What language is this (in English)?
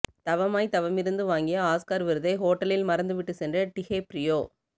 Tamil